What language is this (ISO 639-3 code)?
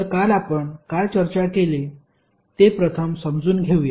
mar